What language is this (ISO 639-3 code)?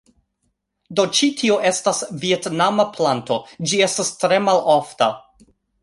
epo